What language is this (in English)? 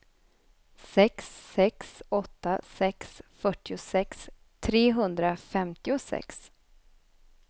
Swedish